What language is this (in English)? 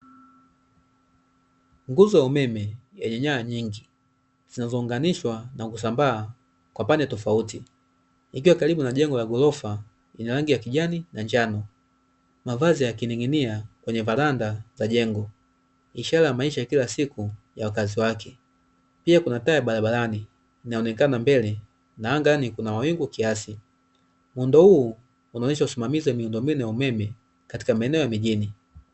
Swahili